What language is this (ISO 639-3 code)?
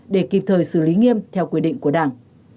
vie